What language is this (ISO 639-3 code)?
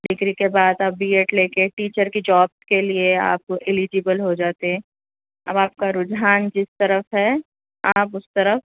urd